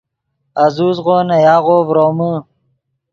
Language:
Yidgha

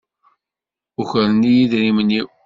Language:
Kabyle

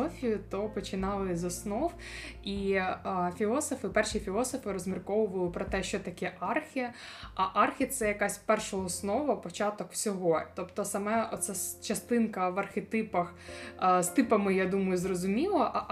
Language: Ukrainian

